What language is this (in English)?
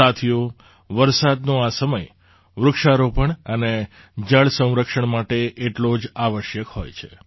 Gujarati